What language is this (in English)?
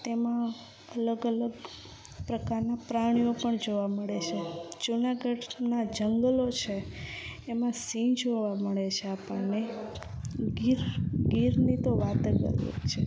Gujarati